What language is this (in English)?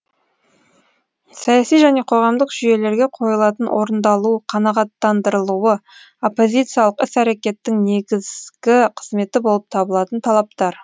Kazakh